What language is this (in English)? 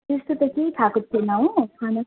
Nepali